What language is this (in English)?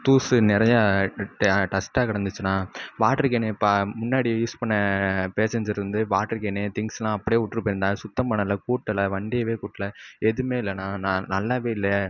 Tamil